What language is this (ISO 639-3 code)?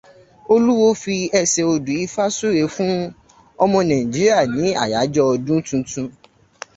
yor